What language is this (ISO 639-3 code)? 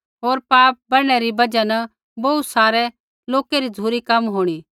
kfx